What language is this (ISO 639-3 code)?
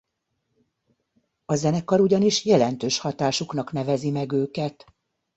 hun